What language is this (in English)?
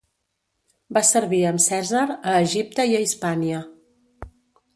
Catalan